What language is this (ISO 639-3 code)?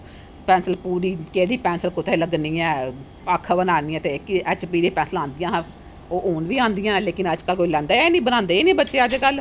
doi